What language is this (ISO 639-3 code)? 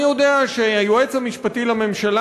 heb